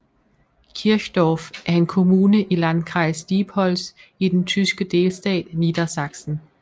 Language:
Danish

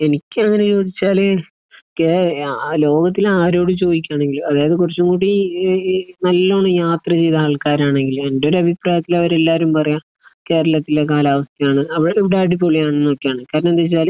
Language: Malayalam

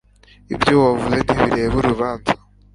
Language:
Kinyarwanda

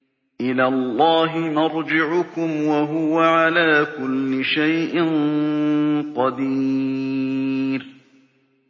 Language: Arabic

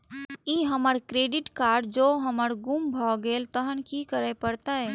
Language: Maithili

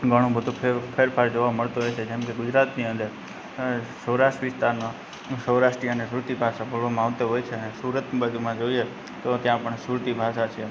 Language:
Gujarati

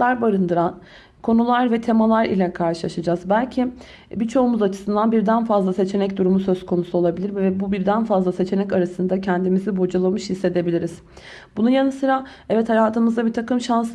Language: Turkish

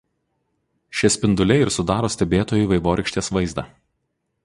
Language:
Lithuanian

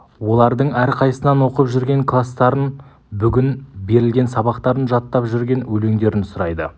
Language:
Kazakh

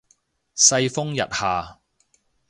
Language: Cantonese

